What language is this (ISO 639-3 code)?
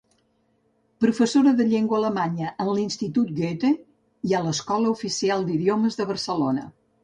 cat